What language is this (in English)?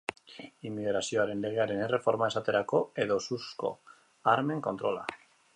Basque